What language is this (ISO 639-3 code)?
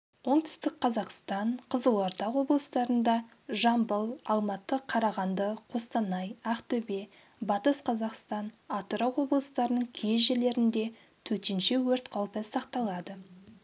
kaz